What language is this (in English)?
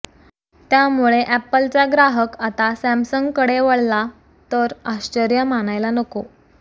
Marathi